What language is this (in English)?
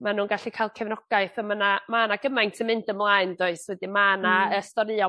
Welsh